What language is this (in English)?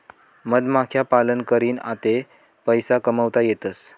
Marathi